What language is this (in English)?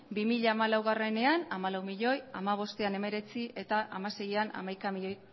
Basque